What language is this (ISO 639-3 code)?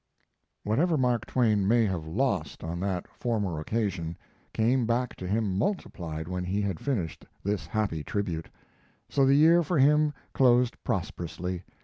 eng